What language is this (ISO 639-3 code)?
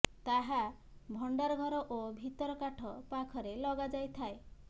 ori